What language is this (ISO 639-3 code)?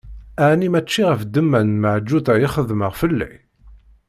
kab